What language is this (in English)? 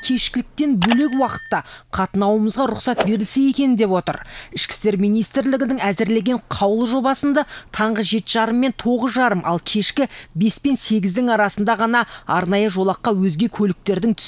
Russian